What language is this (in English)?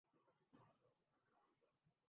Urdu